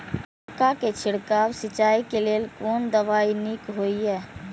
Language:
Maithili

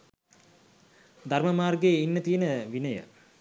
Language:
Sinhala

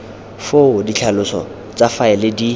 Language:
Tswana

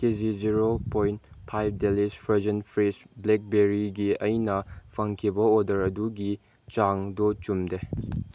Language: Manipuri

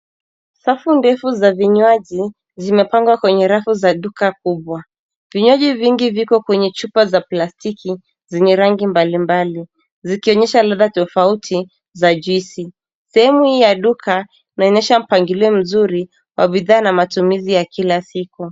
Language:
Swahili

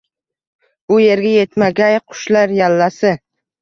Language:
Uzbek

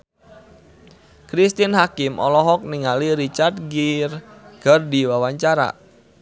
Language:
Sundanese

